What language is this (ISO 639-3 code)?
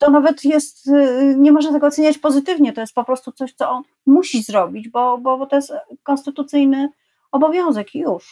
pol